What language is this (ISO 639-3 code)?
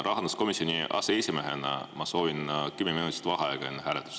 est